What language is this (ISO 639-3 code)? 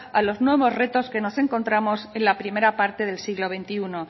spa